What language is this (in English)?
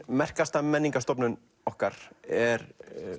Icelandic